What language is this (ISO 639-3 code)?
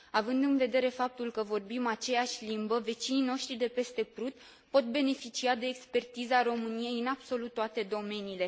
ron